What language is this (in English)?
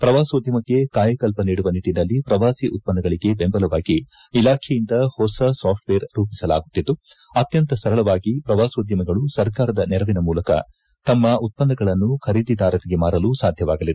Kannada